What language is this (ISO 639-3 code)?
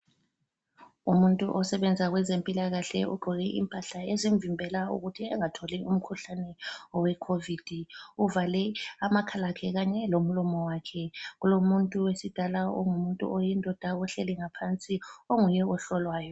nde